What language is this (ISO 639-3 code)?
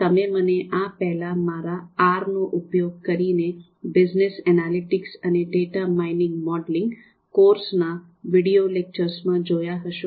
guj